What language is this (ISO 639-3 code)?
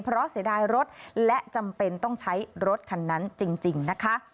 tha